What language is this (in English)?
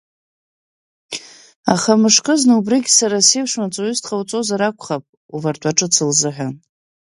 Abkhazian